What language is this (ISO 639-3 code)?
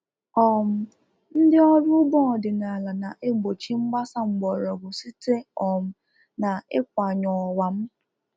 ibo